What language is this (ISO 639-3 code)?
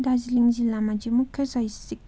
nep